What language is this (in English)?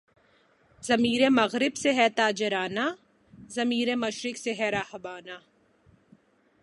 Urdu